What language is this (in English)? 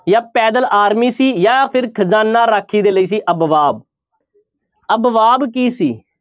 Punjabi